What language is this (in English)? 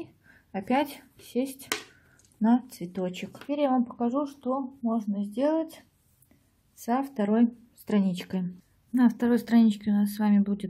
Russian